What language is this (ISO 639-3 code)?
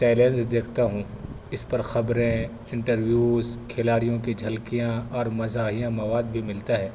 urd